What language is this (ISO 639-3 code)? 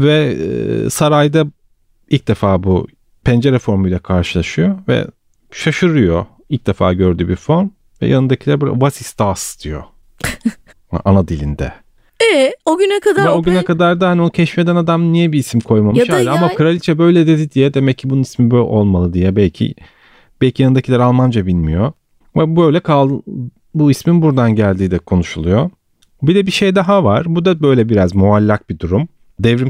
tur